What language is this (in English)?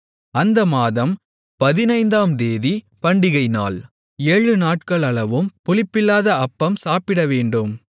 Tamil